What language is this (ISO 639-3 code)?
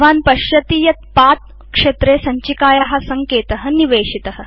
san